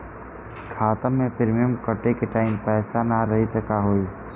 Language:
Bhojpuri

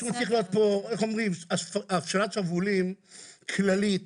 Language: Hebrew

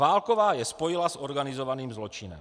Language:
Czech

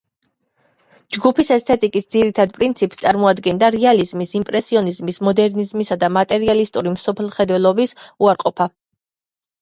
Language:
Georgian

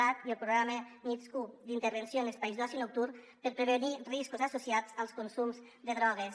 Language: Catalan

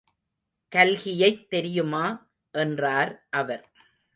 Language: Tamil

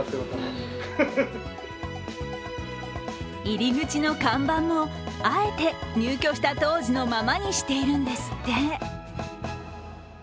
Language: Japanese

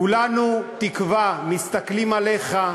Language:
Hebrew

